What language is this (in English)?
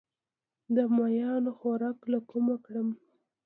Pashto